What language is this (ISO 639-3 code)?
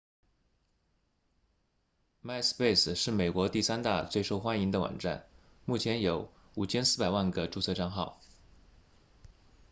zho